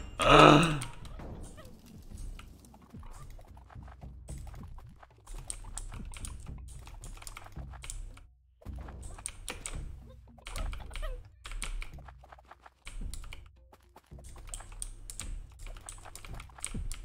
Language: Turkish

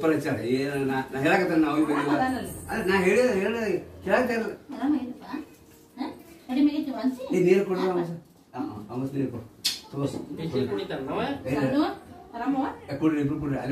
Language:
Indonesian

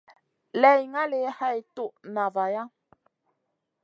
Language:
Masana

